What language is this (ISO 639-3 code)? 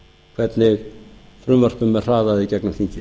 isl